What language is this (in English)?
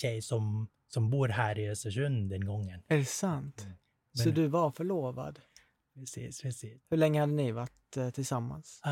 Swedish